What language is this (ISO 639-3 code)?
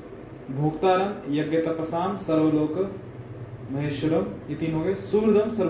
hin